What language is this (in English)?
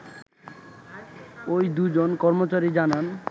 Bangla